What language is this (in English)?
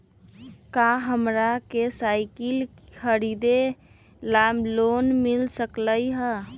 Magahi